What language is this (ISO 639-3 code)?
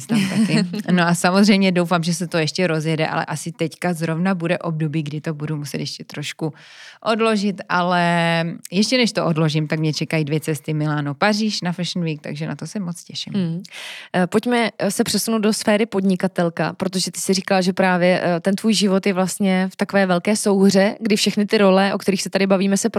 ces